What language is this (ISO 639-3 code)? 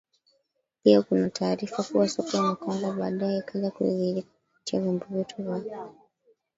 swa